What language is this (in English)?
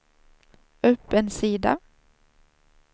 Swedish